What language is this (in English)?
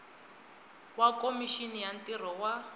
Tsonga